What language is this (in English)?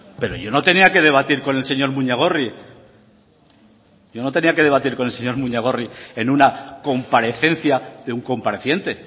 Spanish